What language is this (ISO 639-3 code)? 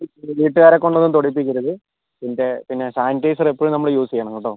mal